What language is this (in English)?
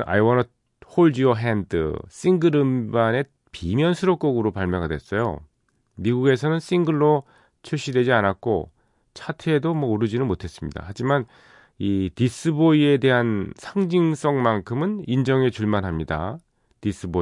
Korean